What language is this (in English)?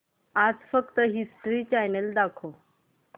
Marathi